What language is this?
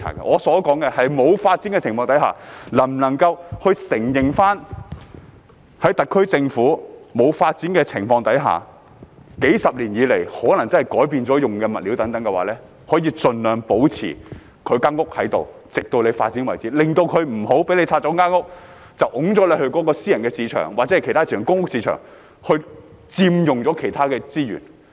Cantonese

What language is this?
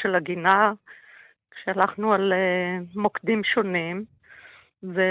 Hebrew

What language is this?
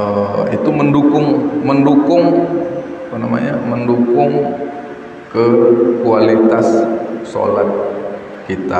Indonesian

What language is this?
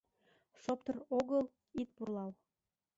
Mari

